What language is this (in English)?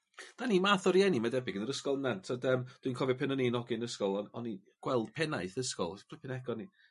Welsh